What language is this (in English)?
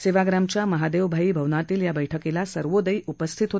Marathi